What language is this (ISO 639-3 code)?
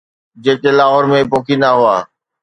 snd